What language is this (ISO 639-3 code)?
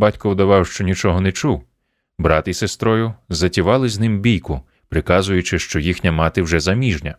ukr